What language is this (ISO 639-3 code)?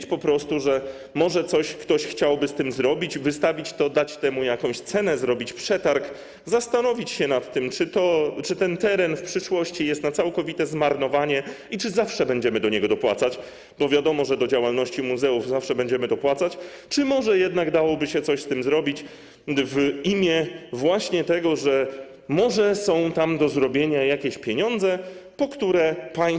pol